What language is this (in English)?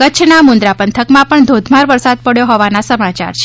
Gujarati